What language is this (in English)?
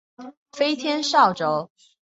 Chinese